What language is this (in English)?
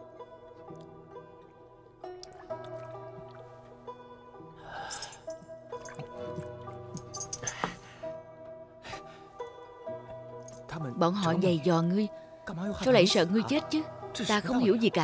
Vietnamese